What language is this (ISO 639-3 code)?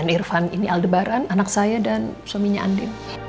ind